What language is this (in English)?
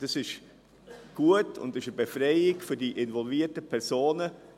Swiss German